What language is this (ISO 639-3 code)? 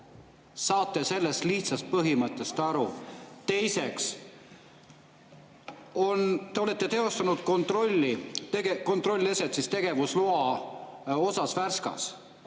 est